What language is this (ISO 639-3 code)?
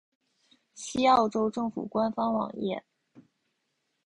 zho